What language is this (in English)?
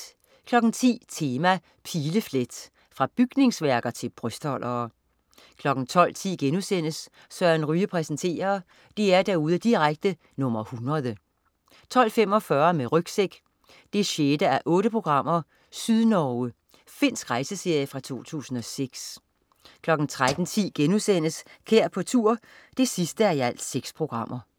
Danish